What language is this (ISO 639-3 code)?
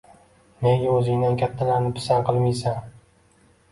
uzb